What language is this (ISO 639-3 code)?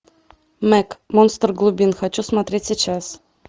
rus